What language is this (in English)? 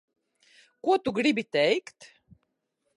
Latvian